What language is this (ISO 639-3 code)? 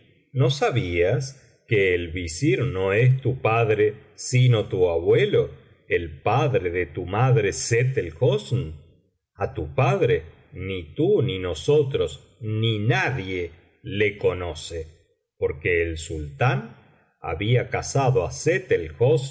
spa